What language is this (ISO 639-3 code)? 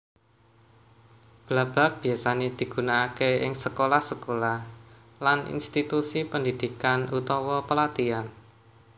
jav